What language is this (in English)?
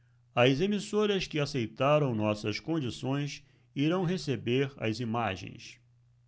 Portuguese